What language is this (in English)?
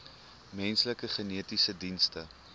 Afrikaans